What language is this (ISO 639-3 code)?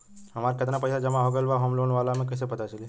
bho